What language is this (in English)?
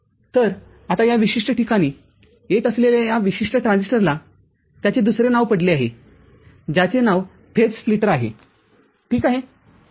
Marathi